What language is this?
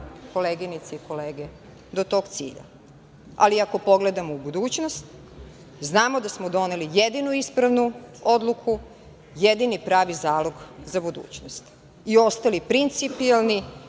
Serbian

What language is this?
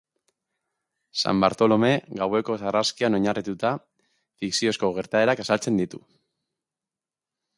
Basque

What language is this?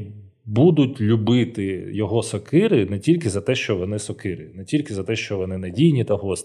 Ukrainian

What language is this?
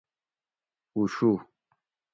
Gawri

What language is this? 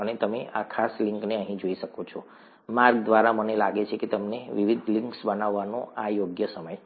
Gujarati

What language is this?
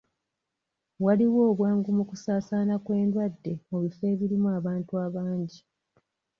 Ganda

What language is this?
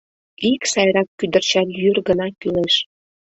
Mari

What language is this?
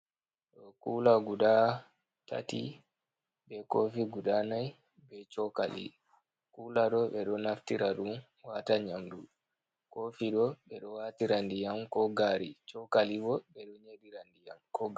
Fula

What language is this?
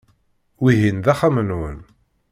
Kabyle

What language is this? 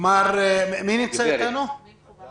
Hebrew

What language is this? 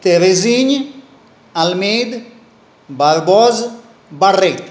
Konkani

